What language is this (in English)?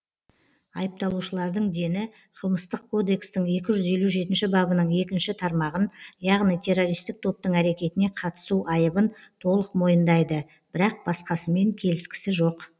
Kazakh